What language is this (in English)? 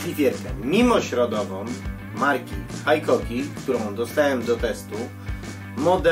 Polish